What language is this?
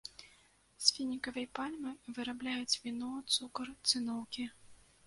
Belarusian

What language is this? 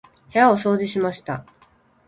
Japanese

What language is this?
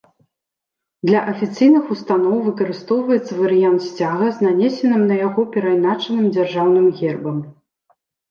Belarusian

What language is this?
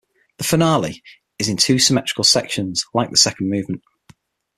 English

